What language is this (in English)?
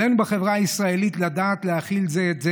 Hebrew